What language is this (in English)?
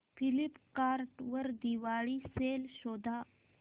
Marathi